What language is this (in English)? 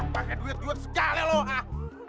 Indonesian